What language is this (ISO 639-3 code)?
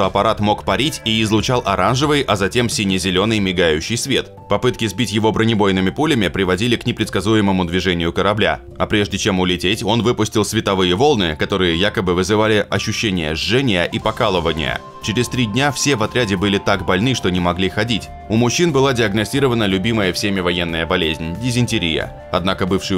rus